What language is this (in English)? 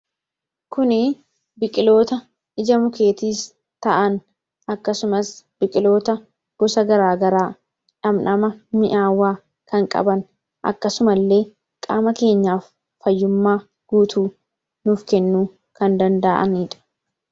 Oromo